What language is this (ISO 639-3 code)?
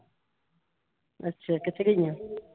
pan